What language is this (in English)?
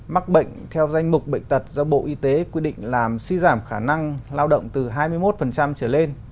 Vietnamese